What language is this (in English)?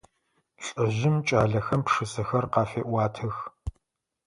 Adyghe